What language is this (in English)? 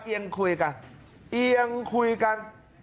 Thai